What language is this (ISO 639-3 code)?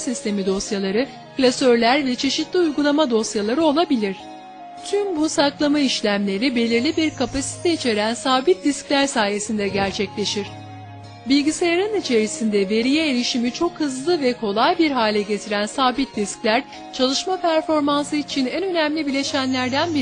tur